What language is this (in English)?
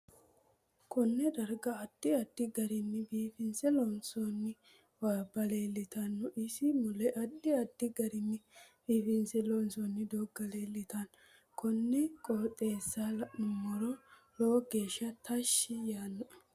Sidamo